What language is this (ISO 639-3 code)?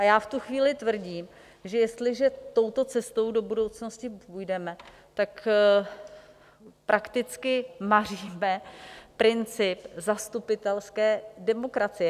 ces